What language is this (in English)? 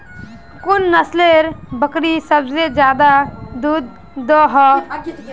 Magahi